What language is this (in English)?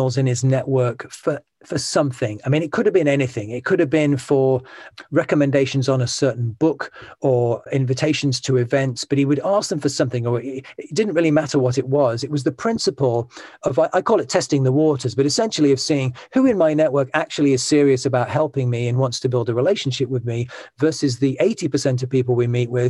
English